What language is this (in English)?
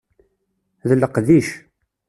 Kabyle